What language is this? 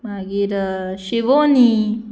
Konkani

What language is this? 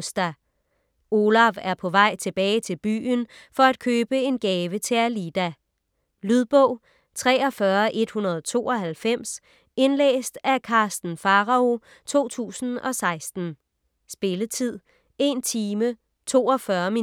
Danish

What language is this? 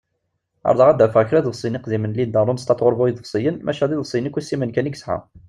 Kabyle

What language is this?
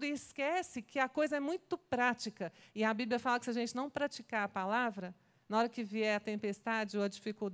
Portuguese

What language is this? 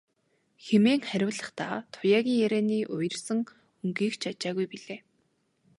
Mongolian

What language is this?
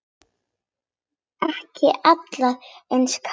Icelandic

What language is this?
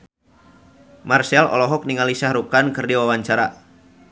Sundanese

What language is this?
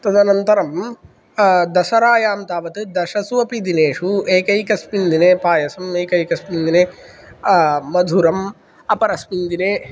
Sanskrit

